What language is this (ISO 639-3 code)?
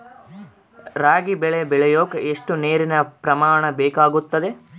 kan